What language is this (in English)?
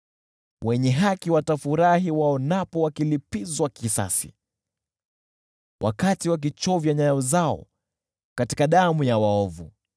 Swahili